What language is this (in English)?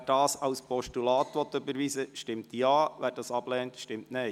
Swiss German